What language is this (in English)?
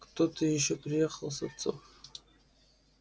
Russian